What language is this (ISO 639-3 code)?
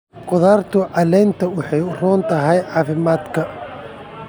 som